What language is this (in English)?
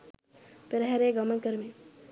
Sinhala